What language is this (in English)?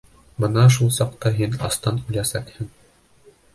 Bashkir